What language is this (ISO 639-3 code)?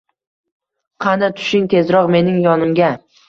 uzb